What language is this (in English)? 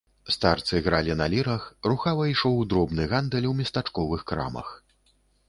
Belarusian